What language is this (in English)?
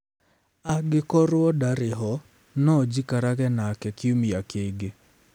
Kikuyu